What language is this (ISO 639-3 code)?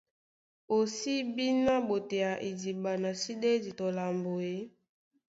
dua